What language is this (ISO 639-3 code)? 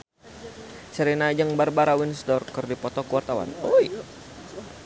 sun